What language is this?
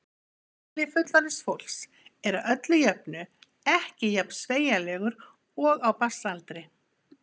Icelandic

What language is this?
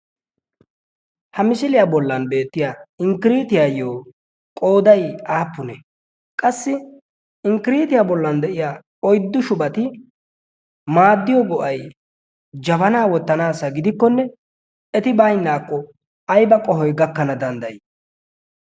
Wolaytta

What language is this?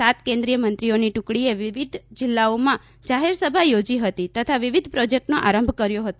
Gujarati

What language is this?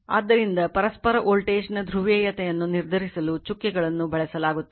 Kannada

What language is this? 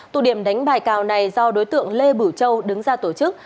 Vietnamese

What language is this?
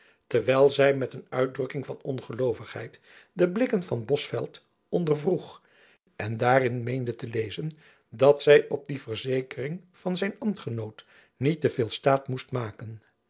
Dutch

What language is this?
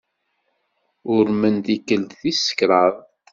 Kabyle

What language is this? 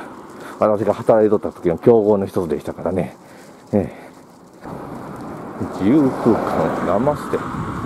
Japanese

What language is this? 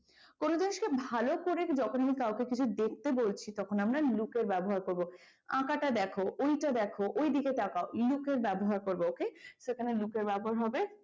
Bangla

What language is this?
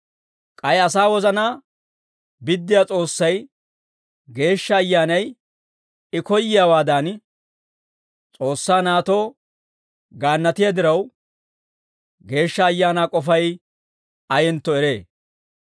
Dawro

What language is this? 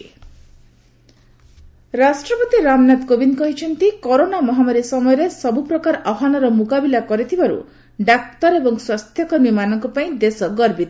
Odia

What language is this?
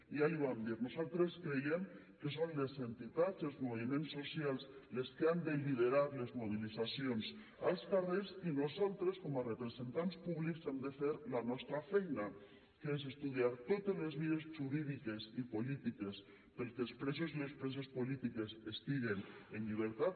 Catalan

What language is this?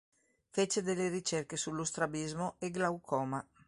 Italian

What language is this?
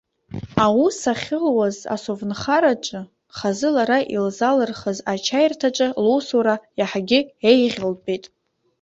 Abkhazian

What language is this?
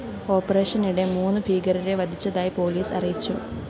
Malayalam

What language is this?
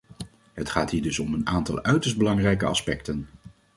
Dutch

